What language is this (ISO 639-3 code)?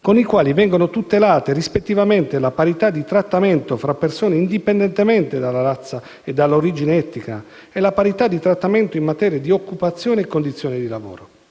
ita